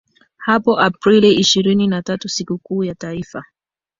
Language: Swahili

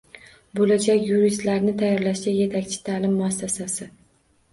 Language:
Uzbek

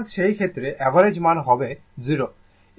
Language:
Bangla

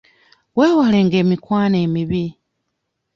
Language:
Ganda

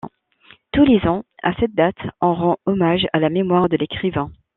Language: French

